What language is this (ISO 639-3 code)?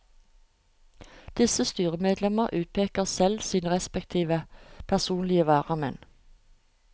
nor